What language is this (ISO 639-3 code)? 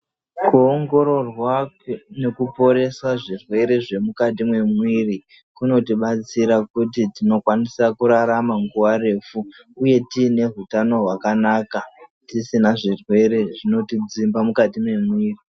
ndc